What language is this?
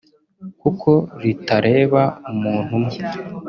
Kinyarwanda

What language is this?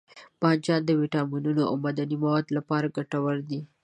Pashto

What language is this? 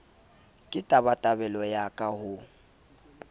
Southern Sotho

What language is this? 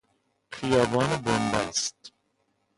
Persian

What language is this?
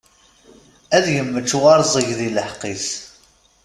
Kabyle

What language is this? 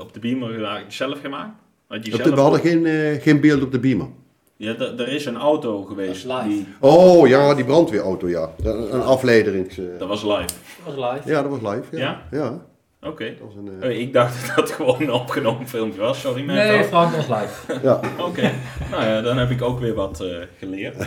Dutch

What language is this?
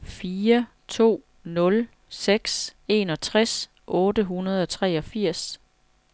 Danish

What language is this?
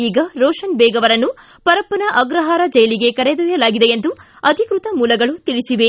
Kannada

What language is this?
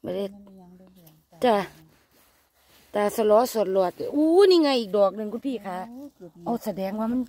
Thai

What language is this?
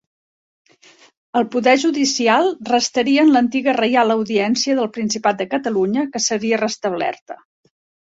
Catalan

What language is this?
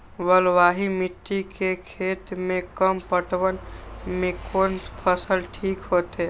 Maithili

